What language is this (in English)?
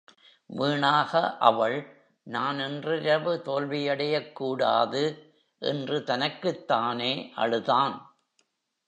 Tamil